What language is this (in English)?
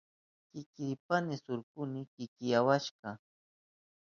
Southern Pastaza Quechua